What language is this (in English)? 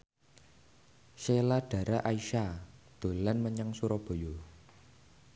Javanese